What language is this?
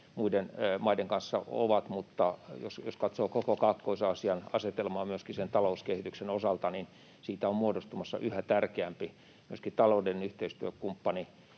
Finnish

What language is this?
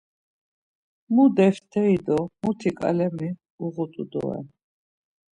Laz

